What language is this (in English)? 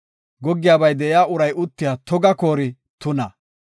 Gofa